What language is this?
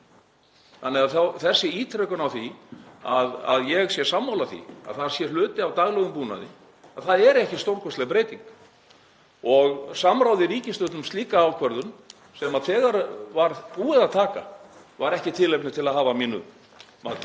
Icelandic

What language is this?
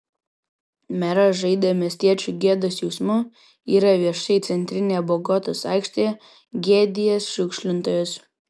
Lithuanian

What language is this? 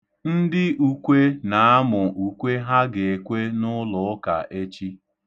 Igbo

